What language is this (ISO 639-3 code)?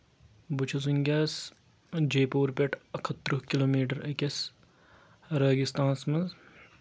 kas